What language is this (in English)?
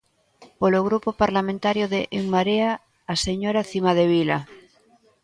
Galician